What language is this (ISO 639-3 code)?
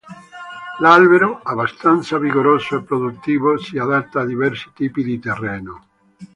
ita